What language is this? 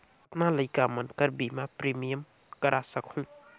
Chhattisgarhi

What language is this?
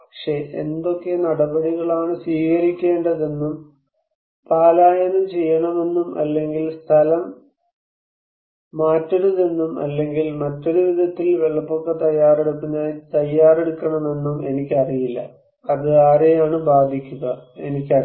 Malayalam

